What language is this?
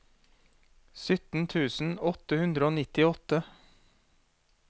Norwegian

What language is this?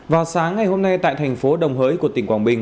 Vietnamese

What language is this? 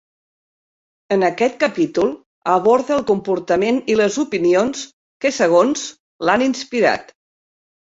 Catalan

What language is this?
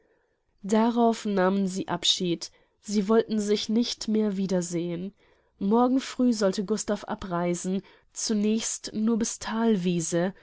German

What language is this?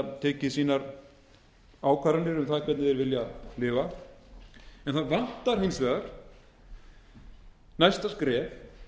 Icelandic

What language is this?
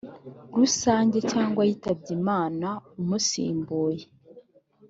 Kinyarwanda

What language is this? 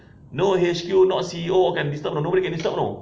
English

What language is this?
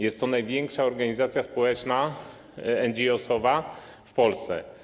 Polish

